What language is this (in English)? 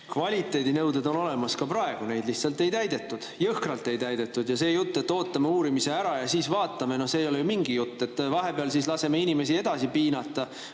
Estonian